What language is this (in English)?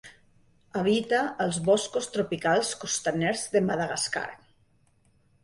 Catalan